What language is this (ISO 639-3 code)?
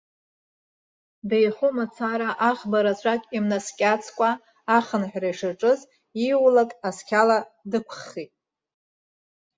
abk